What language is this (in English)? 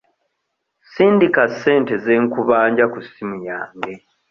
Ganda